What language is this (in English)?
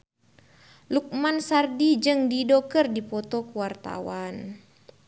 Sundanese